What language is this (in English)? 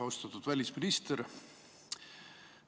Estonian